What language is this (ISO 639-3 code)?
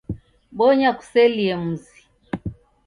dav